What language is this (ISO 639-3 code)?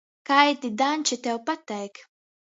ltg